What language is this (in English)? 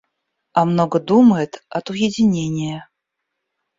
Russian